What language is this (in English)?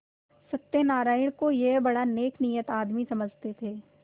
Hindi